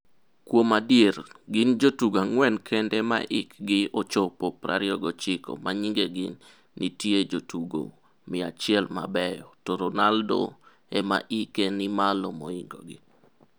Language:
Luo (Kenya and Tanzania)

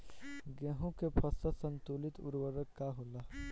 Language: Bhojpuri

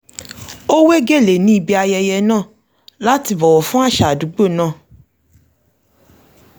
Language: Yoruba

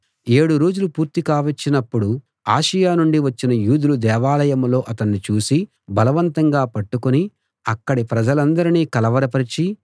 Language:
Telugu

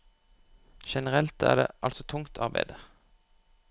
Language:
Norwegian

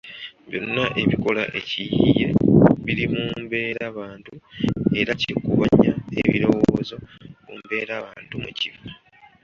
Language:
Ganda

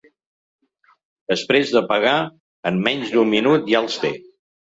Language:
Catalan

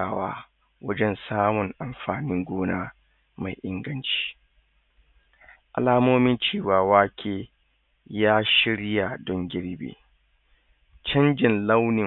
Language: Hausa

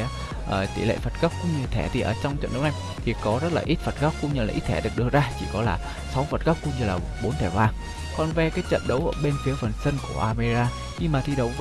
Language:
Vietnamese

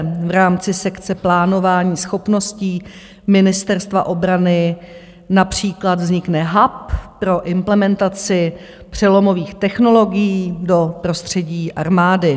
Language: Czech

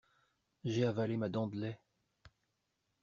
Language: French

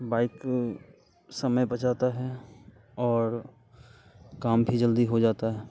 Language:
Hindi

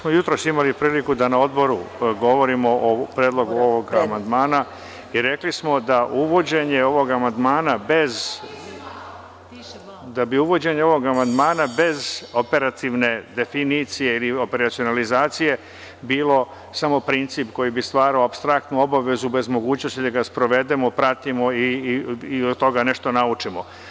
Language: Serbian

